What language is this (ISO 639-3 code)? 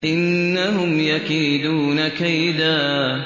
ara